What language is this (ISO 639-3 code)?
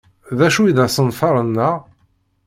kab